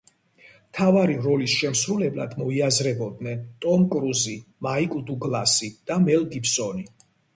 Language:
Georgian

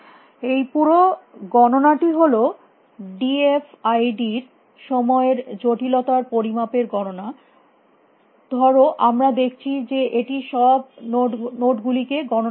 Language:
Bangla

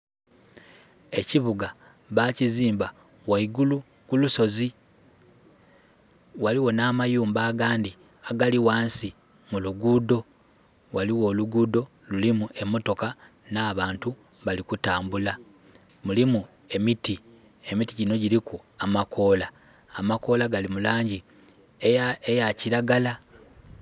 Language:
Soga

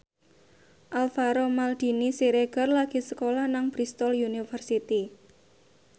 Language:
Javanese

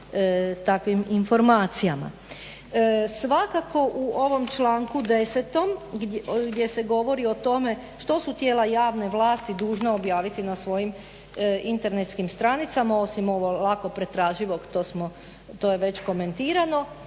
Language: Croatian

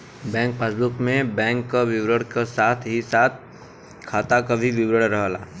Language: Bhojpuri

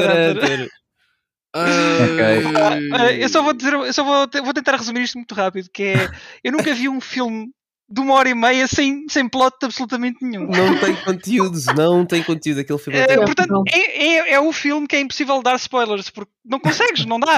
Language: Portuguese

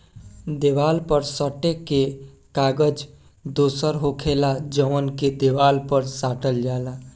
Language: Bhojpuri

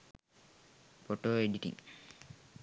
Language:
Sinhala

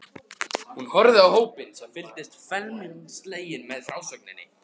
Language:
Icelandic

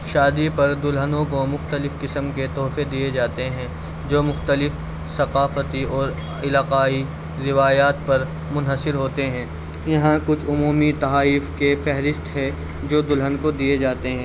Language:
Urdu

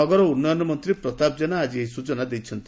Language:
Odia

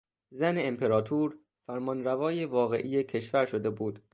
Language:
Persian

